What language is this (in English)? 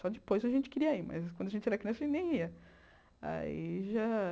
Portuguese